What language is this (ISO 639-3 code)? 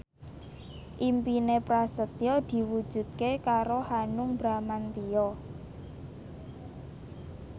jav